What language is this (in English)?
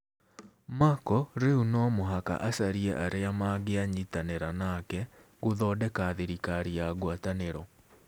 Kikuyu